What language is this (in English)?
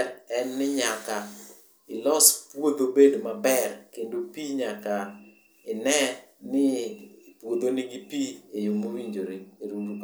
Luo (Kenya and Tanzania)